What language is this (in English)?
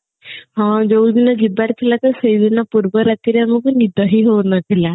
Odia